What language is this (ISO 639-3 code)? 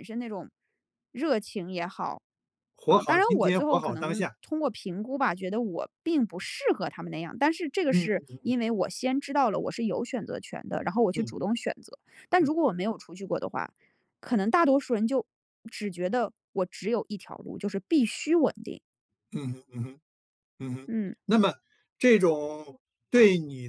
zho